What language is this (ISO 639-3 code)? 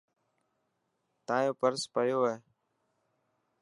mki